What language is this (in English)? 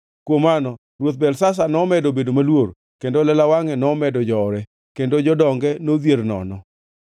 Luo (Kenya and Tanzania)